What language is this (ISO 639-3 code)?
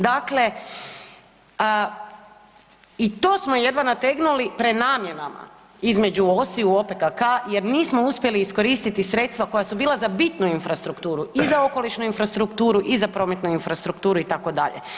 hrv